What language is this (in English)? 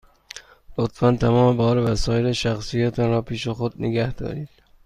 Persian